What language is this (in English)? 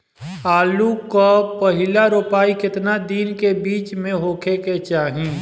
Bhojpuri